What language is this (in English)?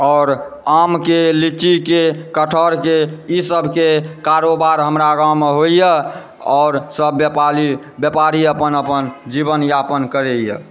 Maithili